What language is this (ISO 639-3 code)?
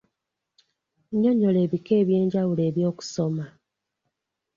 lug